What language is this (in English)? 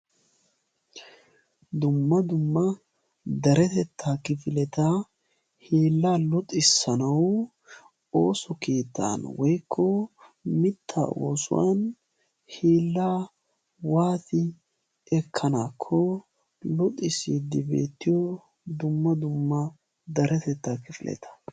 Wolaytta